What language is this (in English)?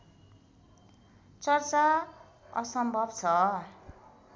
Nepali